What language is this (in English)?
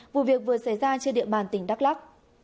Vietnamese